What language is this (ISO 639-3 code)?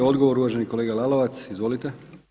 hrv